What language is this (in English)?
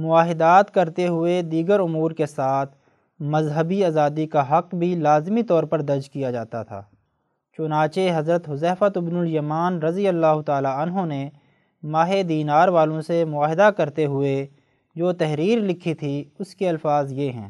Urdu